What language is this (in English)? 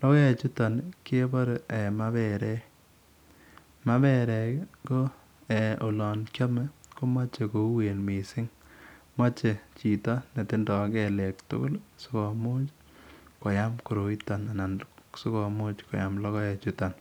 Kalenjin